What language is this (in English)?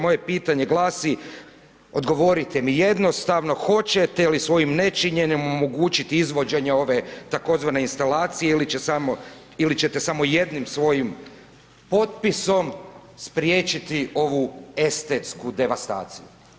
Croatian